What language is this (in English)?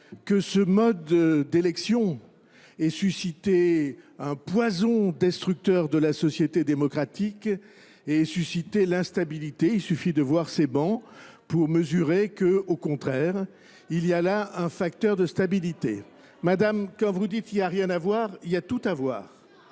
French